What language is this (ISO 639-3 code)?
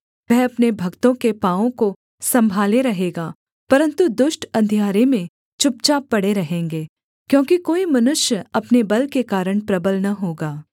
hin